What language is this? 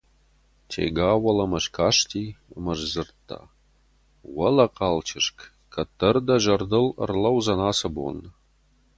Ossetic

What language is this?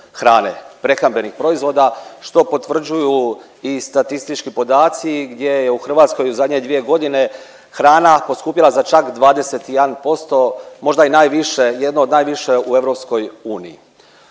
Croatian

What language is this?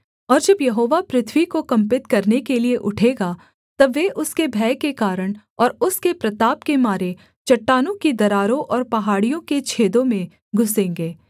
Hindi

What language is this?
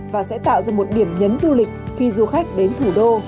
Vietnamese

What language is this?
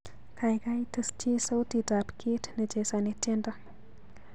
Kalenjin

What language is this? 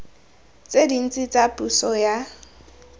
Tswana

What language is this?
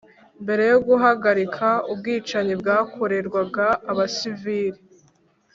Kinyarwanda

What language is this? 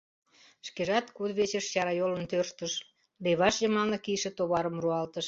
Mari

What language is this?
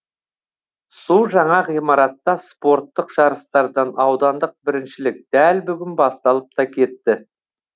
Kazakh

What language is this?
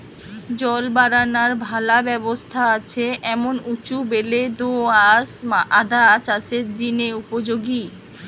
Bangla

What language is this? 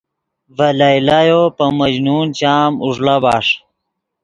Yidgha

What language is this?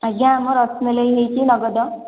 Odia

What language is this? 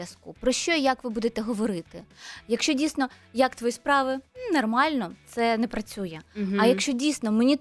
Ukrainian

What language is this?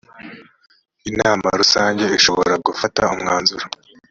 Kinyarwanda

